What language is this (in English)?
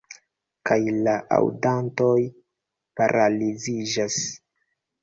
Esperanto